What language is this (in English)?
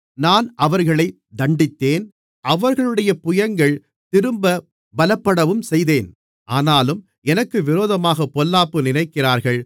Tamil